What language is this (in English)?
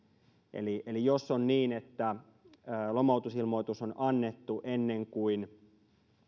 Finnish